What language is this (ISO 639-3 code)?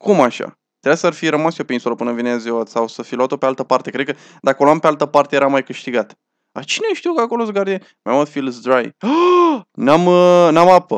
ron